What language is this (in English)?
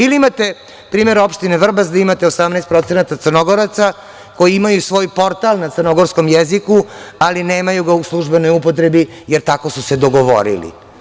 Serbian